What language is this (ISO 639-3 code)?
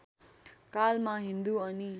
nep